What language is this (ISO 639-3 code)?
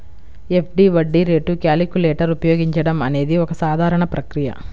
tel